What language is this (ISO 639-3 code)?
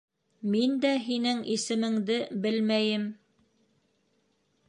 bak